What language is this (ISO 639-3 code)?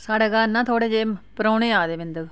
doi